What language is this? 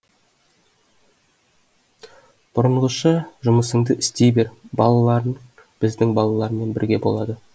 Kazakh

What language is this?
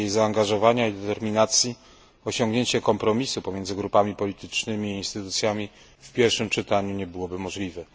Polish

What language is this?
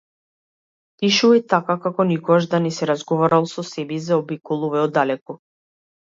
Macedonian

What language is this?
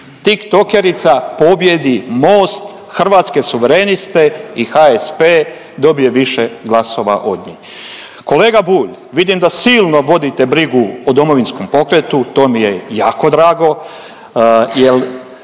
Croatian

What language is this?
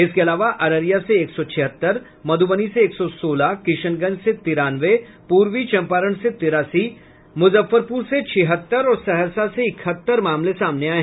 Hindi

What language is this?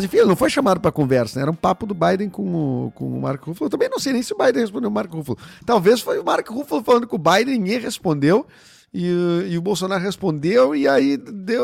Portuguese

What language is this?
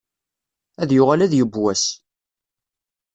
Kabyle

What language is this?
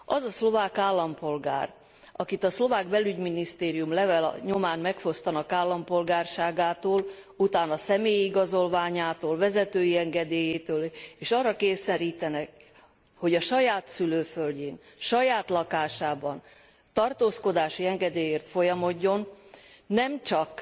Hungarian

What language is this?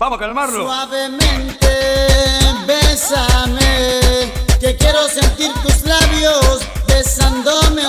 Romanian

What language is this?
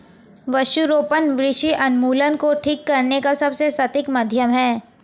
Hindi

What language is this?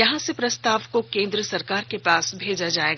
Hindi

